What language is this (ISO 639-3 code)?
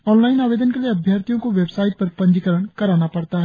hin